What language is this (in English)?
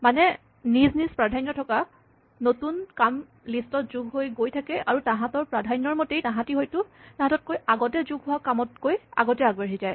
Assamese